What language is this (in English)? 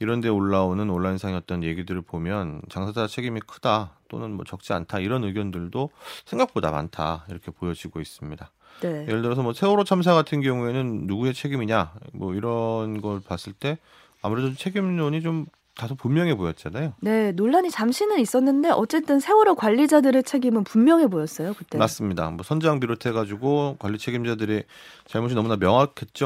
Korean